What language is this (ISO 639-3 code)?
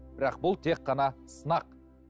kaz